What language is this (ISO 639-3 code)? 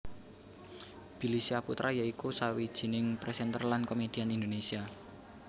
jav